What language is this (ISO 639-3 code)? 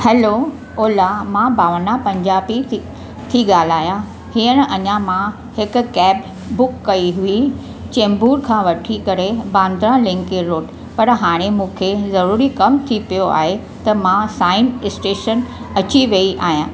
snd